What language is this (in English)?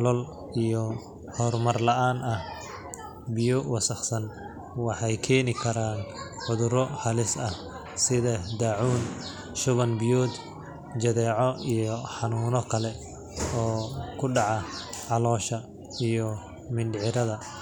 Somali